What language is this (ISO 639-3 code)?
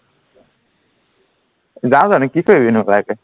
asm